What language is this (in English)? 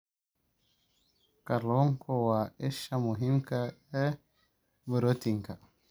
Somali